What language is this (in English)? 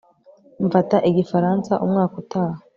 Kinyarwanda